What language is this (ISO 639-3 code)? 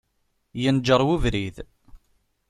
kab